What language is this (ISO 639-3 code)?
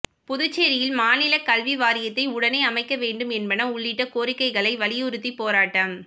tam